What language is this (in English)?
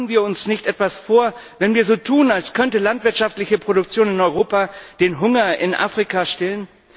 German